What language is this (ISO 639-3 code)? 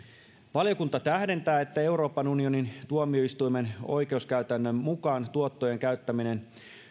fin